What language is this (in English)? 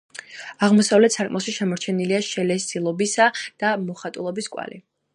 Georgian